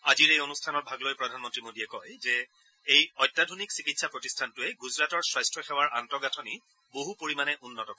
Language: Assamese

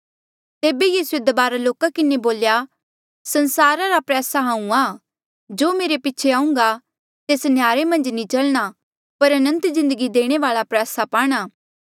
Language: Mandeali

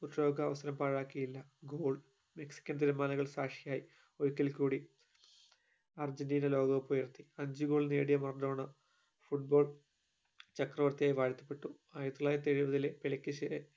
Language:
Malayalam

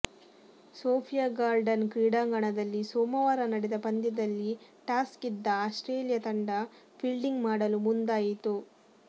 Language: Kannada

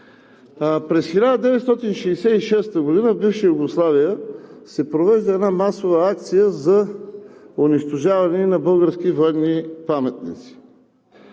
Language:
Bulgarian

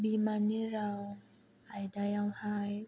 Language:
Bodo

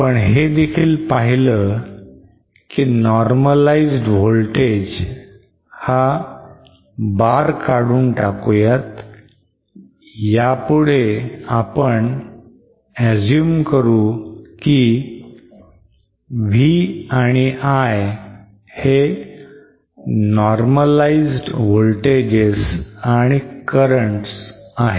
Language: Marathi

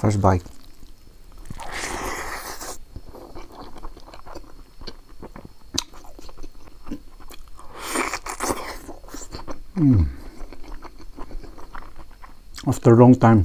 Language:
Hindi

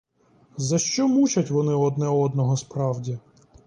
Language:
Ukrainian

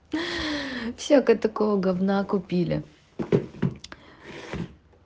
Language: Russian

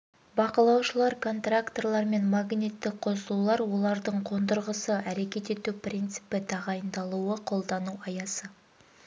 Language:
Kazakh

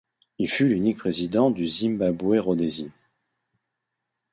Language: French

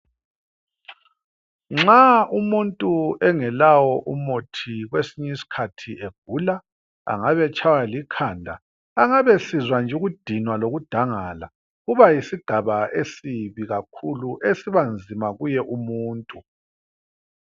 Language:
North Ndebele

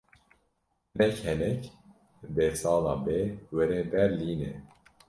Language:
Kurdish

